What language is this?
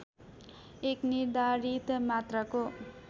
Nepali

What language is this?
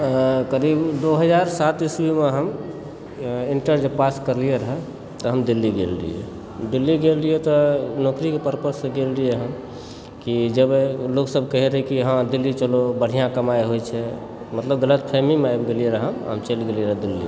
Maithili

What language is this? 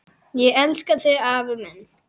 Icelandic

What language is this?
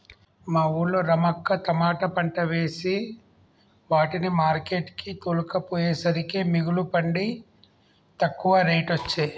Telugu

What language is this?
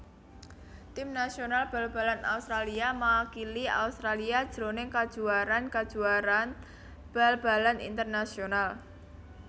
Javanese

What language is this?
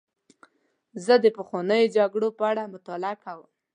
Pashto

